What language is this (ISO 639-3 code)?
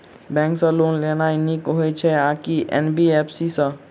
mai